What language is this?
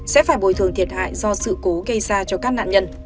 Vietnamese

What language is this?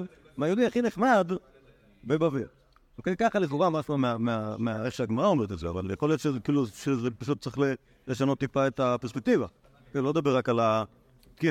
Hebrew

